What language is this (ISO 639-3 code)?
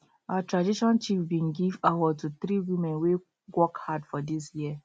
pcm